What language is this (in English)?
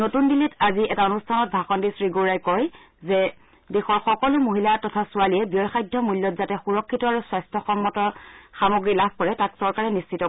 Assamese